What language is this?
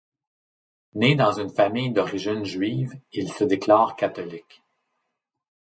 French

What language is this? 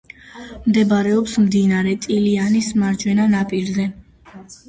Georgian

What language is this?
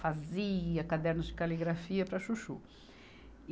Portuguese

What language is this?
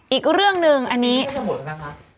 Thai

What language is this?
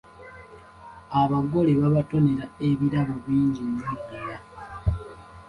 Ganda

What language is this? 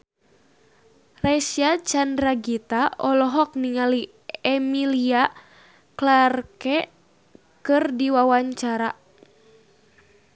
Sundanese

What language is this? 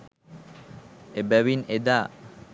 Sinhala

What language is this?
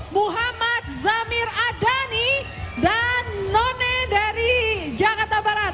Indonesian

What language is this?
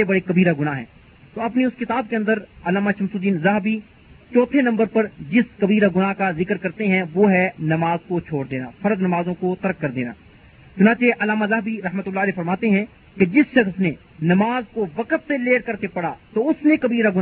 Urdu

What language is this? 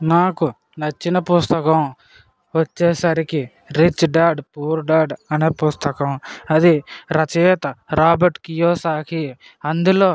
Telugu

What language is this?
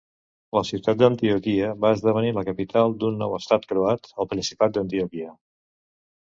Catalan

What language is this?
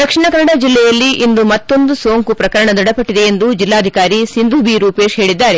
Kannada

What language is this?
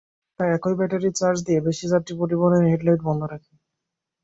Bangla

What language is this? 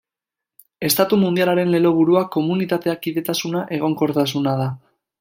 Basque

